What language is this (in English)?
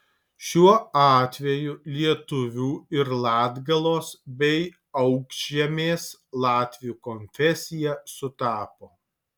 Lithuanian